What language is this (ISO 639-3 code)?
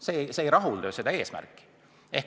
est